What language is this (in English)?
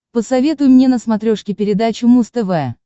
Russian